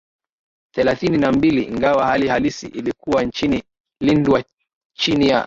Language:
Swahili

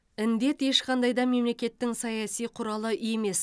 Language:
Kazakh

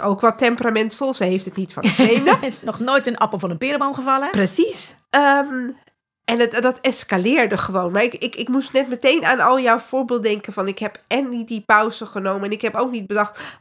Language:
Dutch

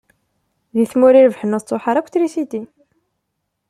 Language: Kabyle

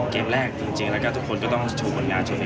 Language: Thai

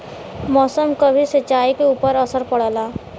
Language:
Bhojpuri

